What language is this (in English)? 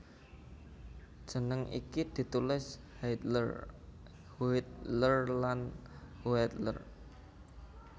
Javanese